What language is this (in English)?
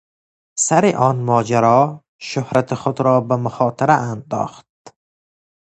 Persian